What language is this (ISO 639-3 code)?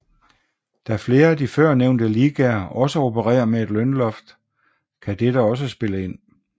dan